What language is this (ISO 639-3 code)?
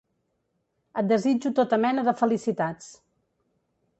cat